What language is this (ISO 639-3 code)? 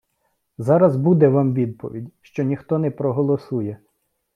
ukr